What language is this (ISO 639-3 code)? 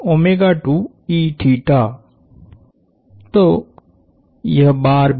hin